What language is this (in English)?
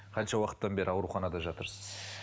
Kazakh